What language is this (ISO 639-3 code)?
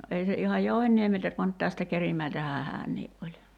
fin